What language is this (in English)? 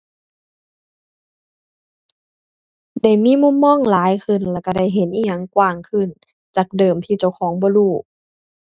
Thai